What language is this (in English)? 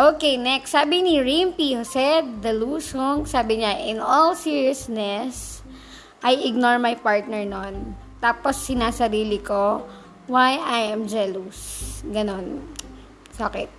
Filipino